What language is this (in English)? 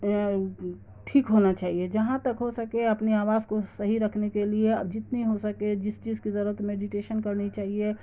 Urdu